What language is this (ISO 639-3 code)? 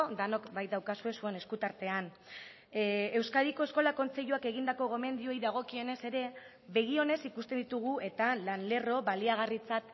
eus